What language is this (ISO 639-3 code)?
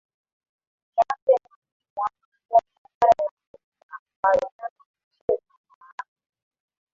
swa